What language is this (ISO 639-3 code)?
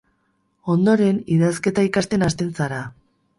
eus